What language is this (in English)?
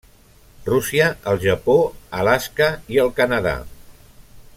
Catalan